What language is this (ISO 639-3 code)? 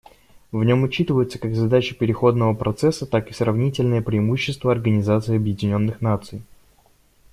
rus